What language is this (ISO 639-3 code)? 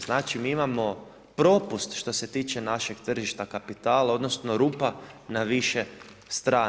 hrv